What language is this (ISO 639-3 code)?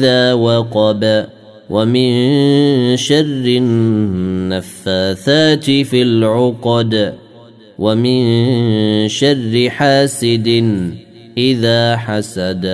ara